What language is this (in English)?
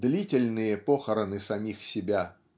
Russian